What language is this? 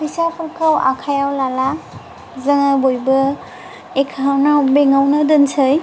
Bodo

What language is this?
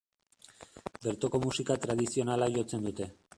Basque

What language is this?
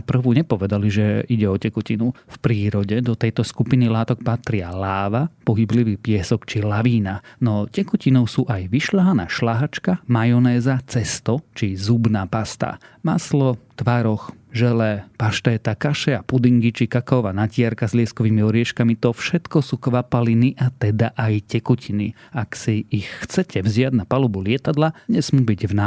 Slovak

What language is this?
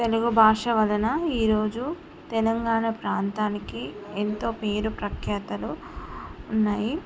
Telugu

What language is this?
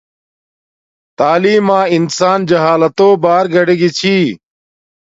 Domaaki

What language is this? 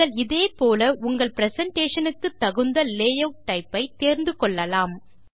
Tamil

